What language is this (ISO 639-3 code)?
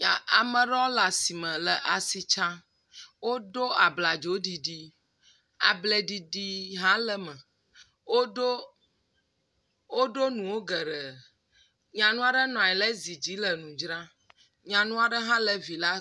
ewe